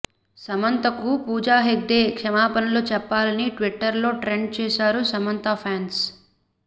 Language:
Telugu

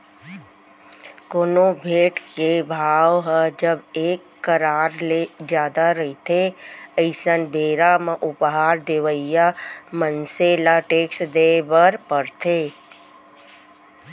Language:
Chhattisgarhi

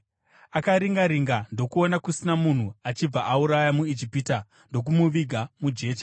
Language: Shona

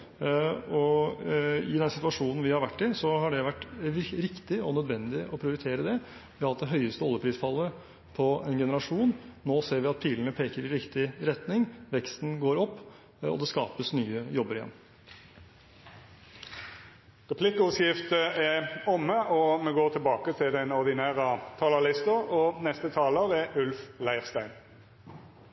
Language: Norwegian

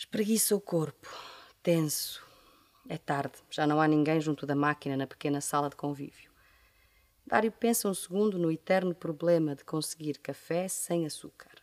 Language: Portuguese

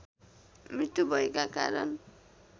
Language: Nepali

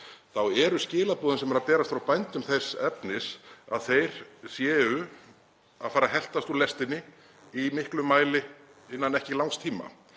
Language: Icelandic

